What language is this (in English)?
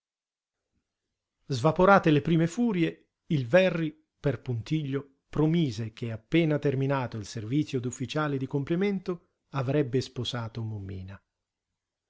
Italian